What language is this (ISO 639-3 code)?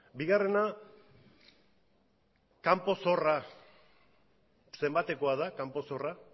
eus